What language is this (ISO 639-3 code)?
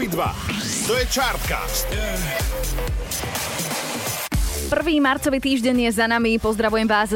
slk